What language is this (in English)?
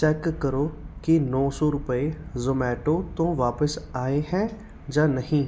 Punjabi